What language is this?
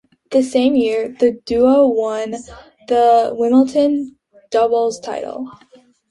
English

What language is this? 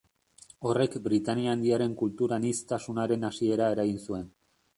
Basque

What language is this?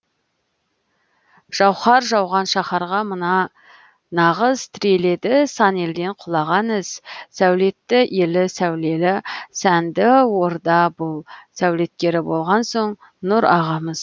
Kazakh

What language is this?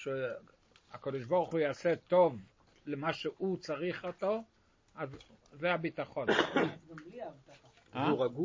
Hebrew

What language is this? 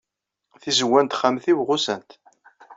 Kabyle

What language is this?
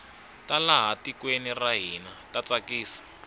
Tsonga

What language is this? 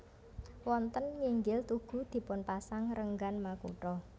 Javanese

